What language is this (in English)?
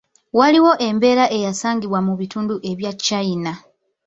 Ganda